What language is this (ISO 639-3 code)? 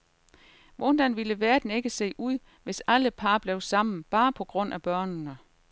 dan